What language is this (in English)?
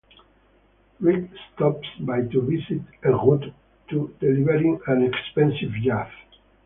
English